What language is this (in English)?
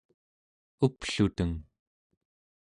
Central Yupik